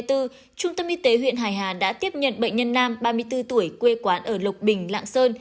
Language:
Vietnamese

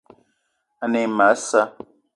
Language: Eton (Cameroon)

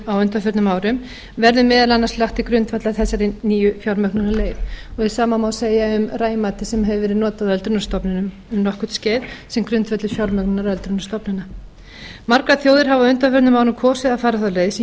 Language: Icelandic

